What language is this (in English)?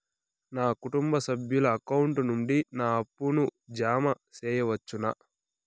Telugu